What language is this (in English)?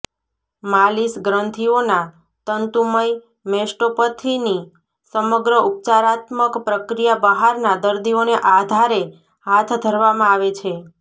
Gujarati